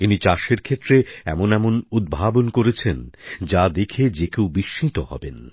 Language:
Bangla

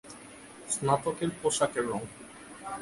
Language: Bangla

